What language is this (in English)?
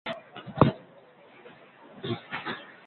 Sindhi Bhil